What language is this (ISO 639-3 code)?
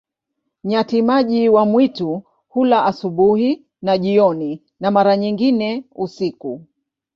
swa